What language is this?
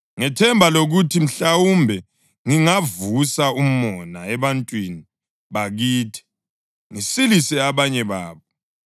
North Ndebele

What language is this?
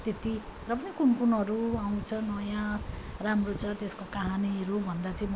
Nepali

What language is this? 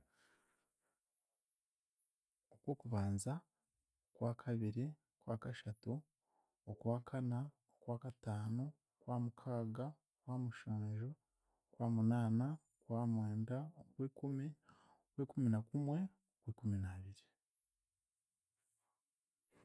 Chiga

